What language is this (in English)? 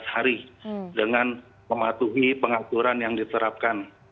Indonesian